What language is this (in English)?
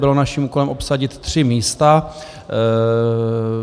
Czech